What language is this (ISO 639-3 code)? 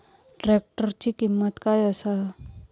mar